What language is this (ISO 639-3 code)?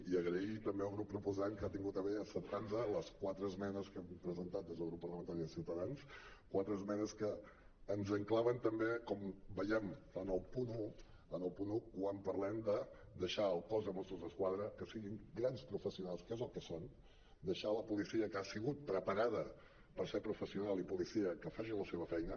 cat